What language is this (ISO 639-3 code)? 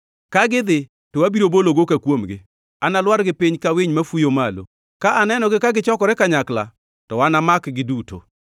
luo